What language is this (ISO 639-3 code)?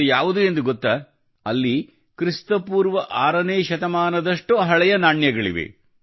kan